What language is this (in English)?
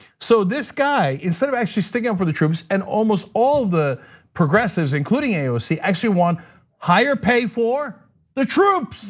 English